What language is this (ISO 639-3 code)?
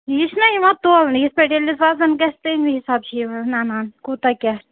kas